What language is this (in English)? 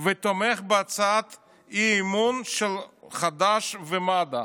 Hebrew